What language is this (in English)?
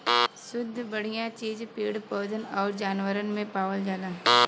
Bhojpuri